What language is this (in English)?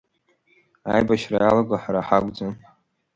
Abkhazian